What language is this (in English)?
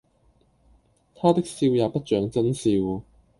Cantonese